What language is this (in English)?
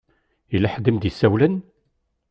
Kabyle